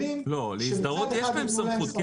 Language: Hebrew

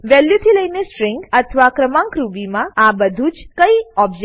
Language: Gujarati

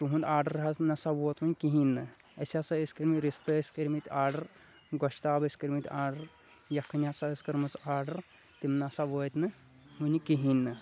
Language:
Kashmiri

